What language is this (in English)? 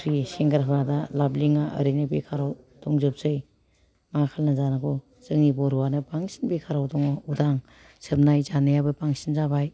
Bodo